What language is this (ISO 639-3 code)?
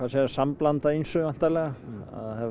isl